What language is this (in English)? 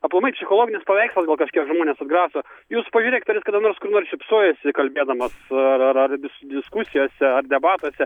Lithuanian